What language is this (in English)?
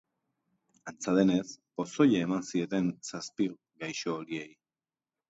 Basque